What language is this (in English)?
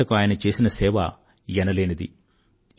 Telugu